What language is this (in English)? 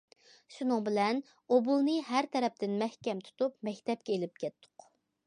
Uyghur